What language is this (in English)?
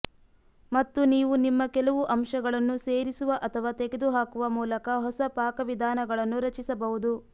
Kannada